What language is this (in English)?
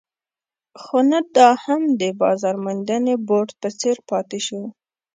Pashto